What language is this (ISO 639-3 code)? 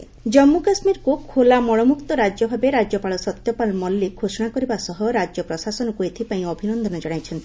ori